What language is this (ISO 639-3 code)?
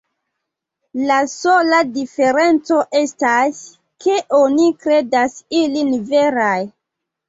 epo